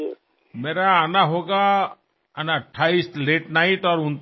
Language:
Marathi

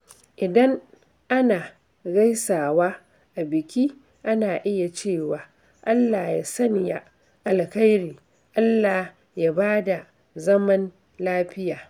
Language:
Hausa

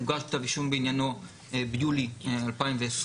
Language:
Hebrew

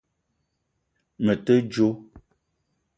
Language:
Eton (Cameroon)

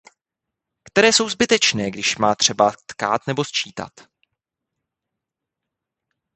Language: Czech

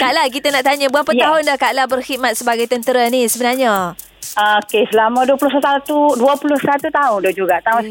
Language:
Malay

